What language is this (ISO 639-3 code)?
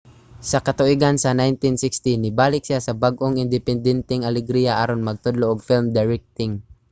ceb